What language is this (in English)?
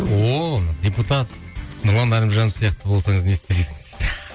Kazakh